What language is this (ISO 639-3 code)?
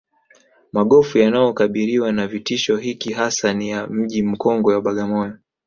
swa